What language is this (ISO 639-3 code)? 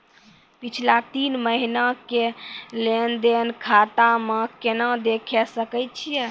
mai